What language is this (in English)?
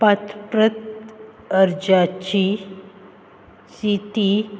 Konkani